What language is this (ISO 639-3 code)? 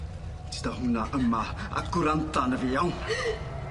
cym